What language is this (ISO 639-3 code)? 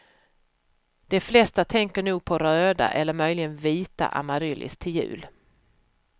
swe